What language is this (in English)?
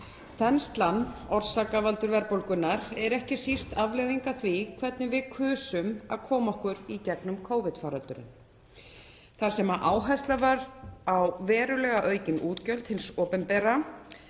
Icelandic